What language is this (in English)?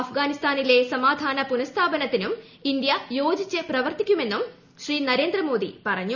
Malayalam